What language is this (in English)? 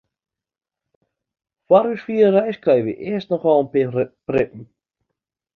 Western Frisian